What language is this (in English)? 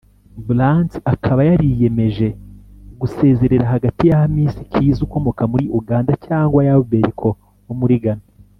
Kinyarwanda